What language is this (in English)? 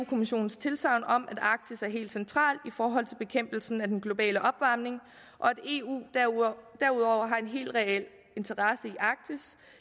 Danish